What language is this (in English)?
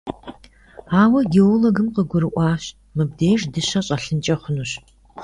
Kabardian